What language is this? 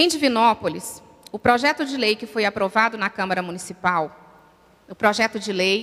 Portuguese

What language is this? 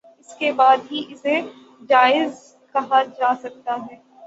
Urdu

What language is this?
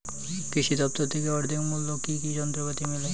Bangla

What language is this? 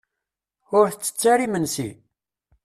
Kabyle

